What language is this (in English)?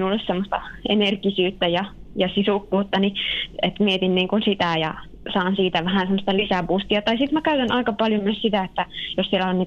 Finnish